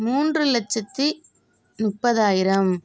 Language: Tamil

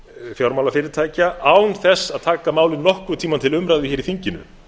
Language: Icelandic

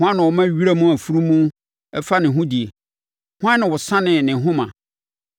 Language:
Akan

